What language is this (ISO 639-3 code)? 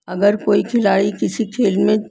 urd